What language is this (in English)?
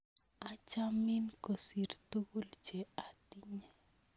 Kalenjin